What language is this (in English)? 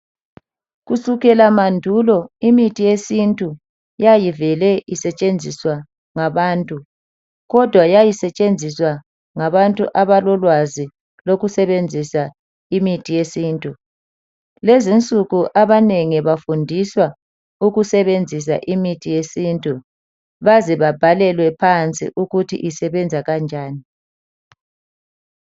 North Ndebele